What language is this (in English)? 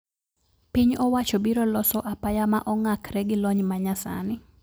Luo (Kenya and Tanzania)